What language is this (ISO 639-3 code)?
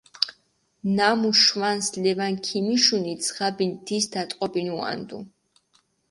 xmf